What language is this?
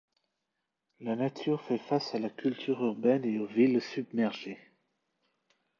French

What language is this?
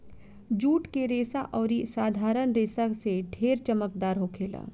Bhojpuri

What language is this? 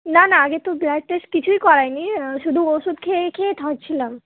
Bangla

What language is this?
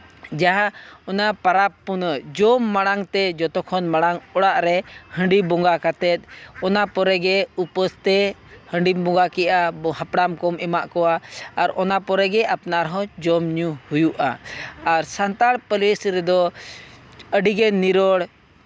Santali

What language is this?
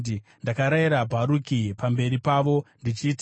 Shona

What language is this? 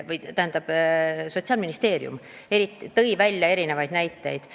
Estonian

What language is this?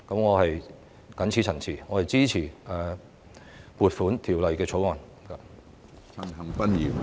Cantonese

